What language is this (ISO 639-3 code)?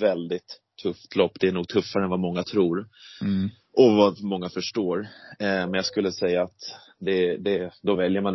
swe